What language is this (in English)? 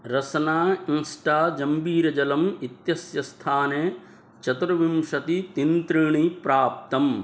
Sanskrit